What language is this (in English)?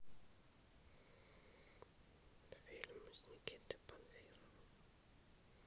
Russian